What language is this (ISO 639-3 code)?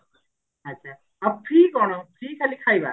ori